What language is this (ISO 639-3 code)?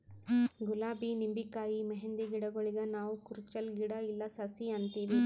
kan